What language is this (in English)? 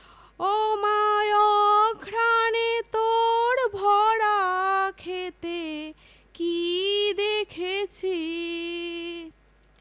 Bangla